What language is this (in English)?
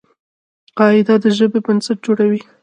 Pashto